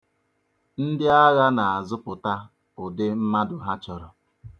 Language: Igbo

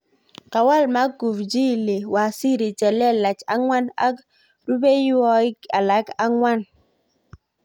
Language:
Kalenjin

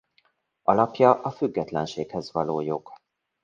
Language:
Hungarian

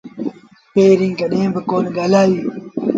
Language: Sindhi Bhil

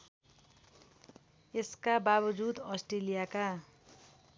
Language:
Nepali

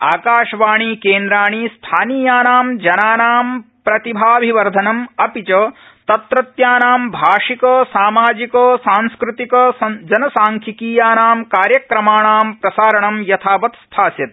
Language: Sanskrit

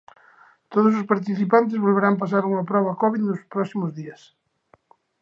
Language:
Galician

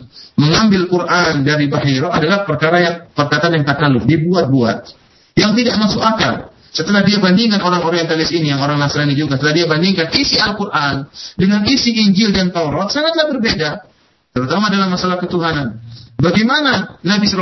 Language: Malay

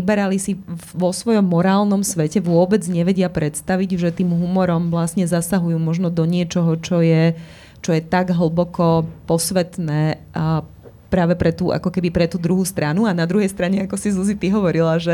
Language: Slovak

